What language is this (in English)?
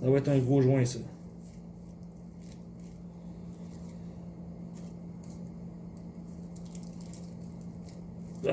French